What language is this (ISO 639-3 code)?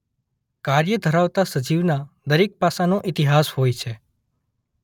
guj